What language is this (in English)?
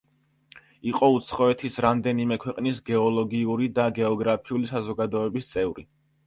Georgian